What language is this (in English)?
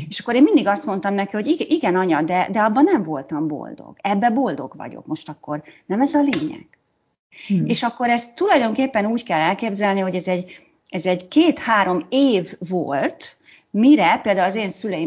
Hungarian